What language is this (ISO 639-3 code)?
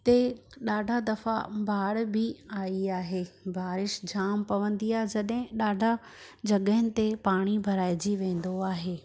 snd